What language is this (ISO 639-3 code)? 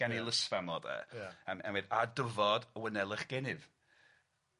cym